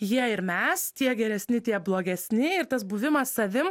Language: Lithuanian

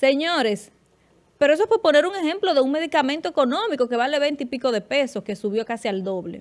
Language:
Spanish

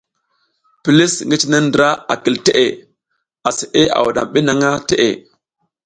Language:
South Giziga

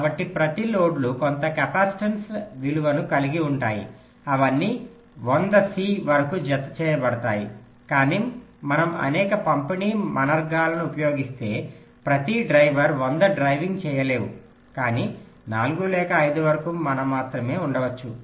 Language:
Telugu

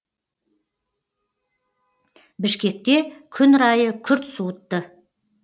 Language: Kazakh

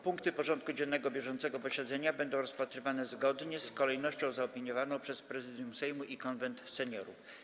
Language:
Polish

